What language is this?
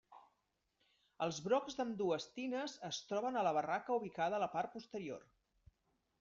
Catalan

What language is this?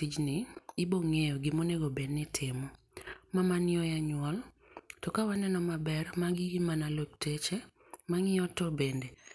Luo (Kenya and Tanzania)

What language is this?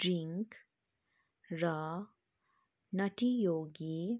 Nepali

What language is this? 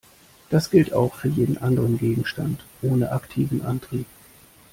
German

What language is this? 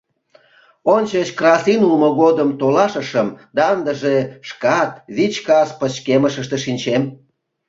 Mari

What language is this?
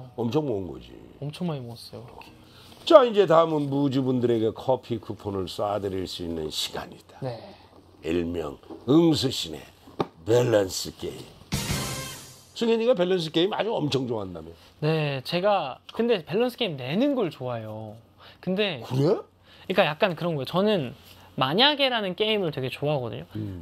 Korean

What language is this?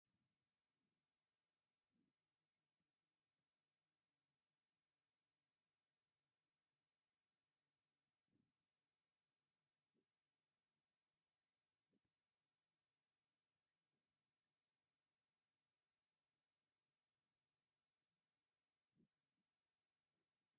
Tigrinya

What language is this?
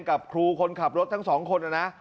Thai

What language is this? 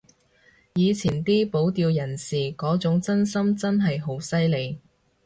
Cantonese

